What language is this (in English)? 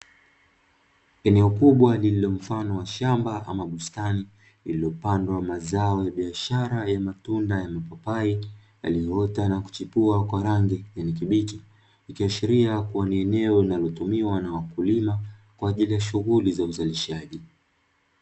Swahili